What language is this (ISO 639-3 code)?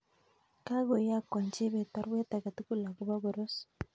kln